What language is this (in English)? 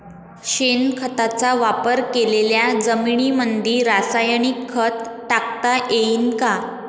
Marathi